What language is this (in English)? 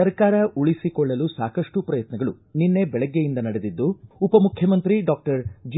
Kannada